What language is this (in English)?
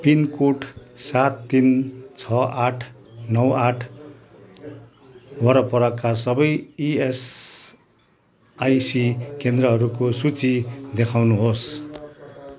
Nepali